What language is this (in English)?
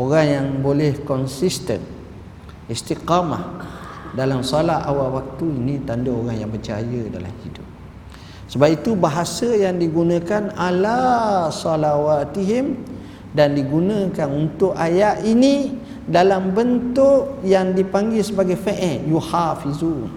Malay